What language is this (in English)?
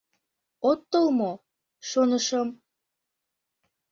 Mari